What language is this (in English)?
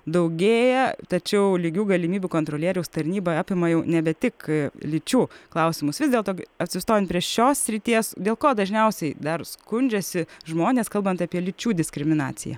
Lithuanian